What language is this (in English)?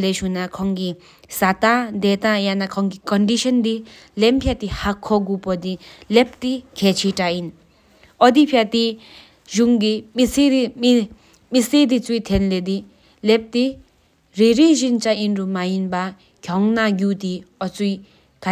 Sikkimese